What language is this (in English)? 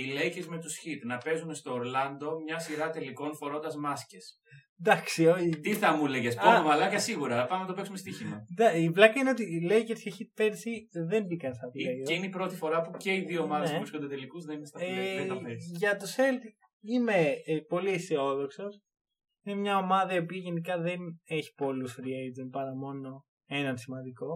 Greek